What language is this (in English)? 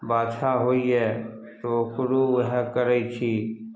Maithili